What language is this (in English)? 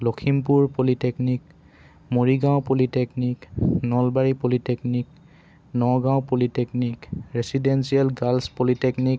Assamese